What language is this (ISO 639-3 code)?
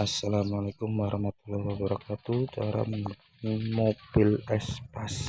ind